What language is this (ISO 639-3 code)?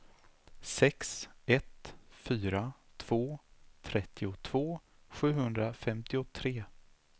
swe